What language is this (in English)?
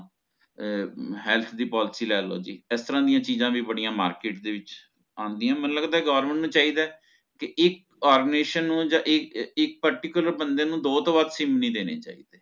Punjabi